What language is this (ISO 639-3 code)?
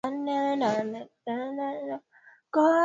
swa